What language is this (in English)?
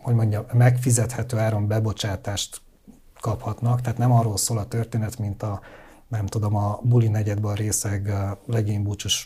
Hungarian